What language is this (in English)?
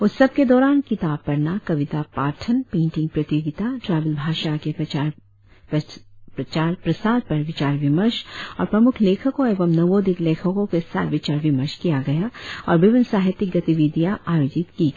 Hindi